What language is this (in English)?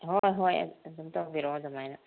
Manipuri